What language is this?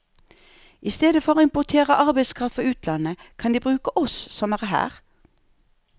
Norwegian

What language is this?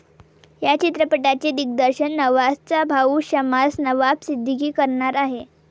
Marathi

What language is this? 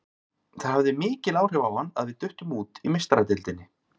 Icelandic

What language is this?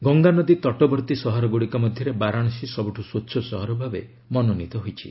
Odia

